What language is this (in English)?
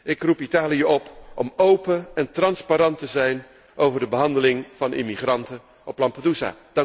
Dutch